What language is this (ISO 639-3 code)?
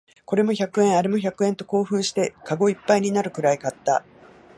jpn